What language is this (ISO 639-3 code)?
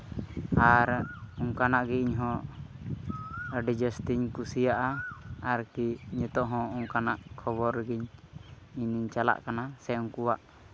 sat